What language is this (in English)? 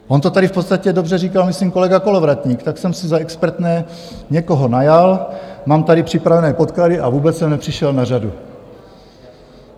Czech